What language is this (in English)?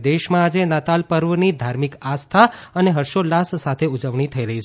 Gujarati